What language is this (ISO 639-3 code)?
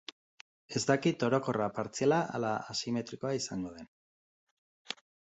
eus